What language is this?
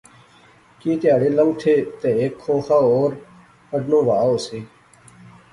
Pahari-Potwari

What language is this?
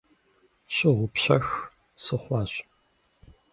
Kabardian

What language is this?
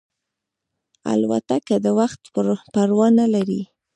Pashto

